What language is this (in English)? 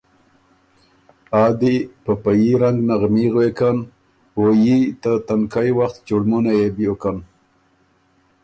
Ormuri